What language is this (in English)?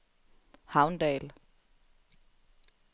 Danish